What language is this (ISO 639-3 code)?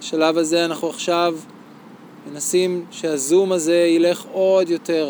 heb